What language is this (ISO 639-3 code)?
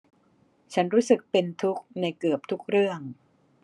tha